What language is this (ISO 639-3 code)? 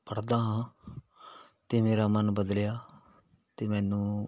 pan